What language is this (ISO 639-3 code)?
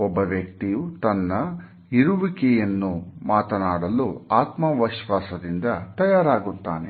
kan